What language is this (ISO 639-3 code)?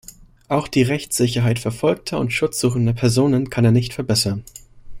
deu